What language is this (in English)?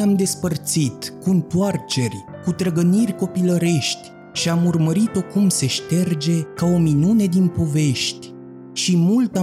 Romanian